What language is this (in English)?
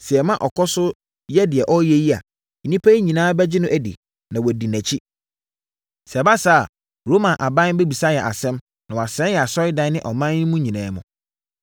Akan